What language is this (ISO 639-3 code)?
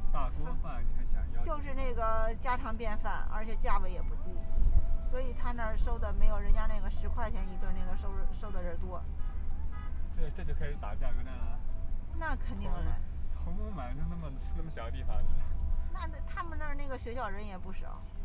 zho